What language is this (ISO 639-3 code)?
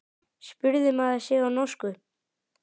isl